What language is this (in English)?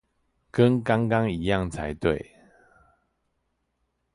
Chinese